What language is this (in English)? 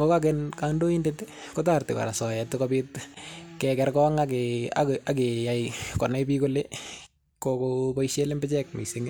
Kalenjin